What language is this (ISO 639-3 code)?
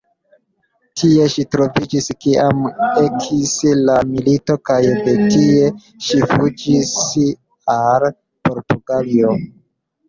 epo